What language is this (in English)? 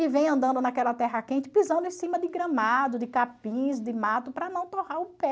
Portuguese